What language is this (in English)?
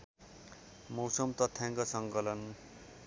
Nepali